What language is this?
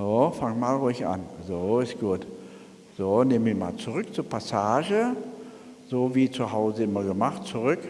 German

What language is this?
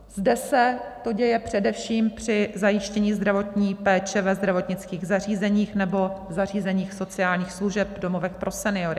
Czech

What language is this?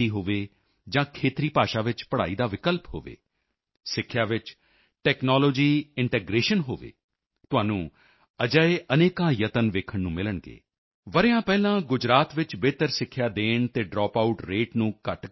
Punjabi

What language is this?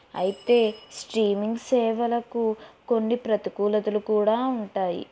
Telugu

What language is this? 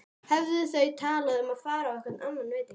Icelandic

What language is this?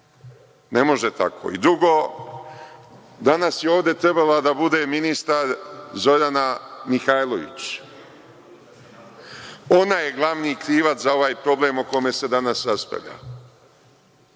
Serbian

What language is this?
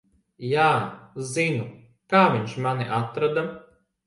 Latvian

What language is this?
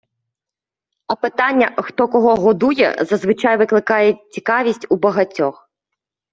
Ukrainian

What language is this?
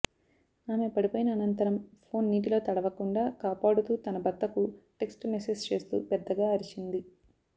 Telugu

